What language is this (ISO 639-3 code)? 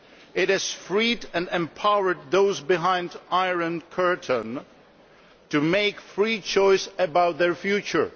eng